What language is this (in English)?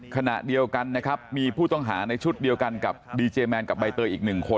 Thai